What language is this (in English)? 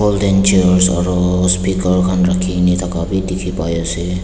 Naga Pidgin